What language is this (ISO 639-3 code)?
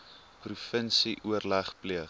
afr